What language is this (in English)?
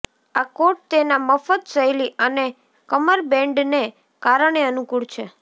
Gujarati